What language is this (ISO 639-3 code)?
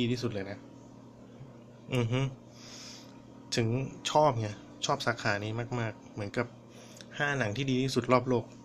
tha